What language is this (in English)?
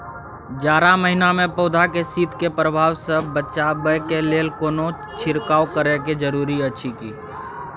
Maithili